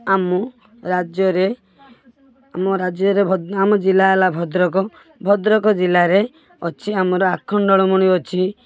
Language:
Odia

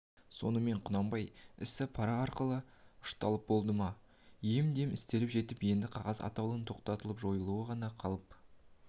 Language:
Kazakh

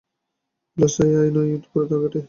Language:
Bangla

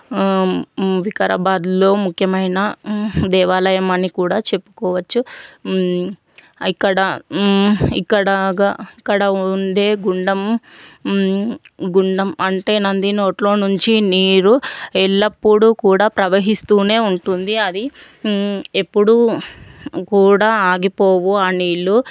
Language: Telugu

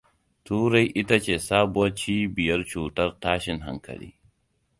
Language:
Hausa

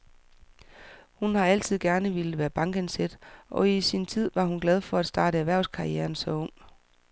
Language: Danish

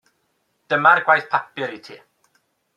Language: Welsh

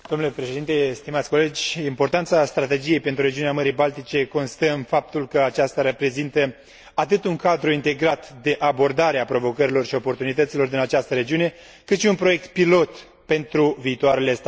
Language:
Romanian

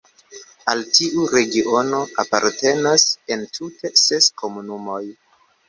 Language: Esperanto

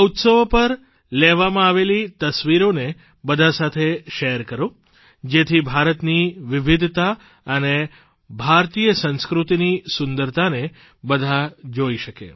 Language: Gujarati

